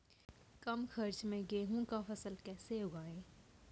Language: Maithili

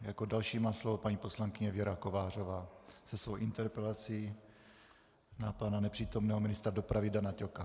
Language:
Czech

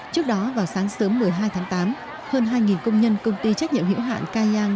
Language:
Vietnamese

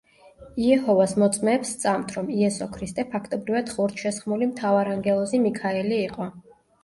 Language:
Georgian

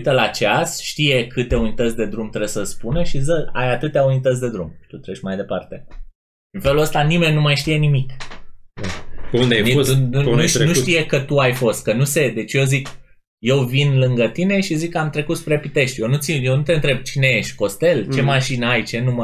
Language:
Romanian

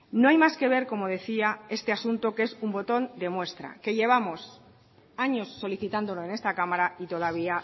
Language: Spanish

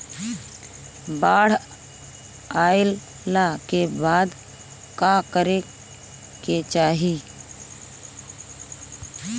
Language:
Bhojpuri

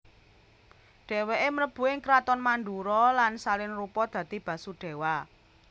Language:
Javanese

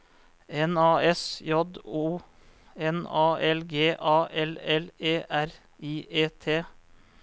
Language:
Norwegian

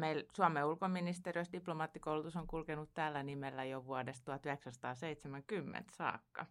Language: Finnish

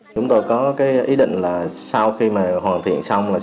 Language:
Vietnamese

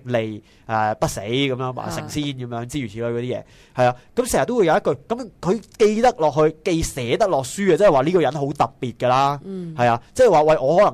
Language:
Chinese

